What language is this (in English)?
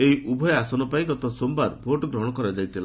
Odia